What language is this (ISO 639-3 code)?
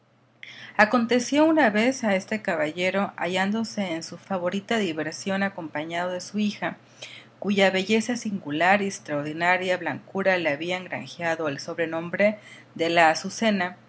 spa